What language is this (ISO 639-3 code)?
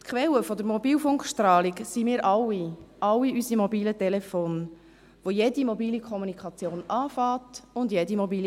gsw